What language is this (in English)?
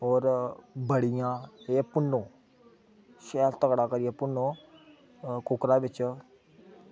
Dogri